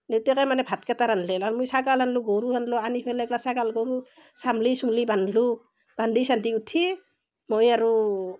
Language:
Assamese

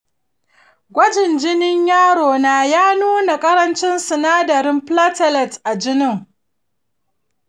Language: Hausa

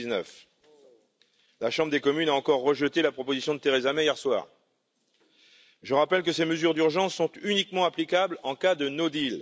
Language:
French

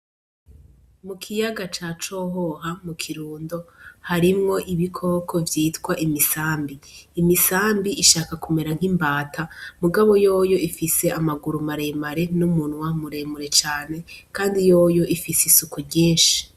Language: Rundi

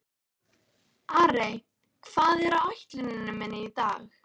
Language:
Icelandic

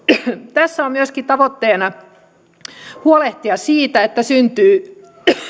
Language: Finnish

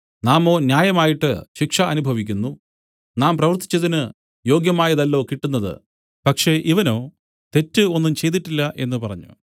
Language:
Malayalam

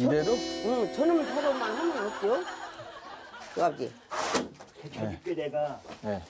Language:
Korean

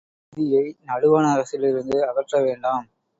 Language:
Tamil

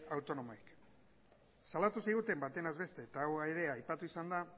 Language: Basque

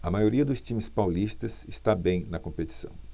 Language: Portuguese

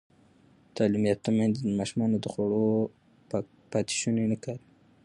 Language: Pashto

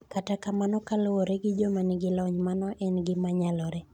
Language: Luo (Kenya and Tanzania)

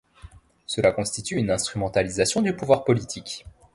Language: French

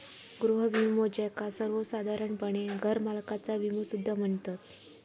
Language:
Marathi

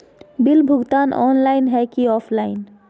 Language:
Magahi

